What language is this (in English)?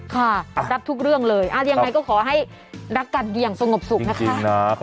Thai